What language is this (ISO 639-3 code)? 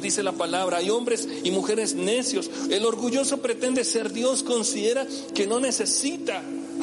spa